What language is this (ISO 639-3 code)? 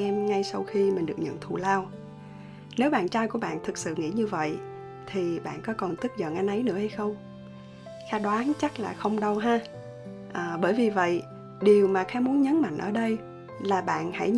vie